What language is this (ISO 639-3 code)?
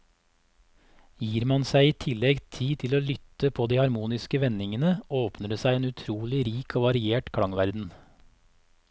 nor